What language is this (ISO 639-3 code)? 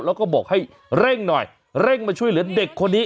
tha